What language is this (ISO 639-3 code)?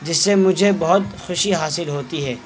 urd